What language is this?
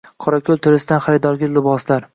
Uzbek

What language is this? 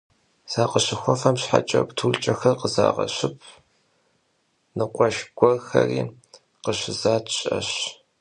Kabardian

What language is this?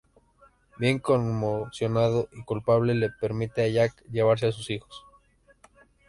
Spanish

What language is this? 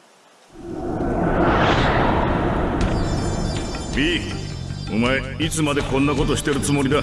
Japanese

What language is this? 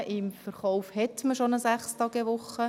Swiss German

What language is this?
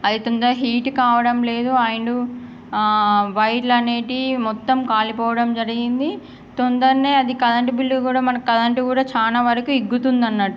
Telugu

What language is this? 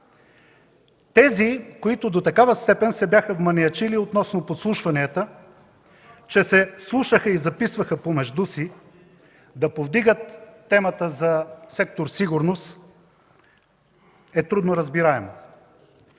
Bulgarian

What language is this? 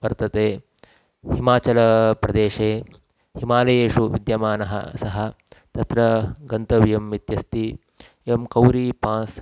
Sanskrit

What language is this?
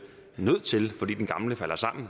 Danish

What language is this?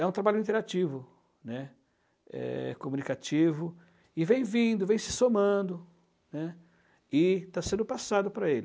Portuguese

